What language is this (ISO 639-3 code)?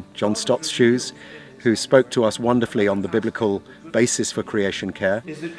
eng